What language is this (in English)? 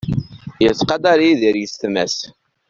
Kabyle